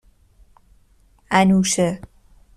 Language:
Persian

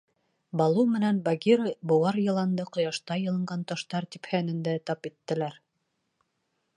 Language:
Bashkir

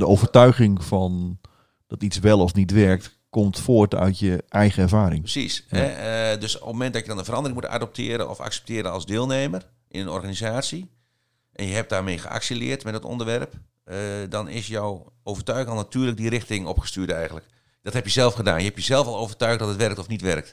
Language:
Dutch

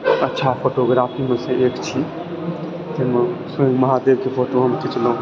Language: Maithili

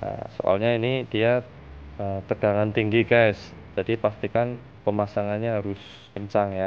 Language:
Indonesian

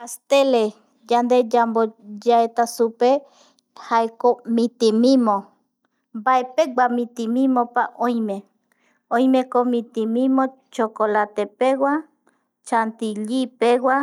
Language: Eastern Bolivian Guaraní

